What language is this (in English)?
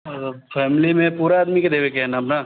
Maithili